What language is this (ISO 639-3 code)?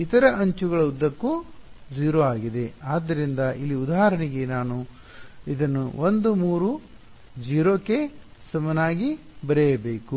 kan